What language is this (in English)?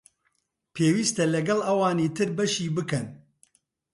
Central Kurdish